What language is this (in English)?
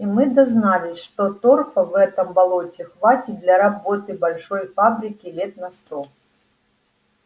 Russian